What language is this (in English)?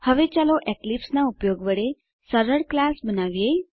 Gujarati